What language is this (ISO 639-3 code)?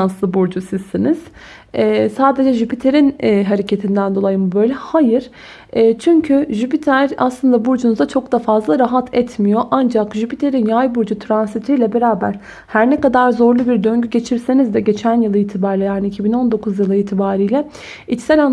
tur